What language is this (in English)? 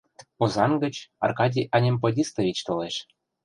Mari